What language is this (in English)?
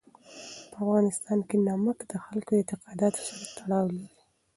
Pashto